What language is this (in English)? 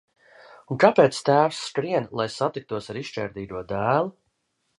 Latvian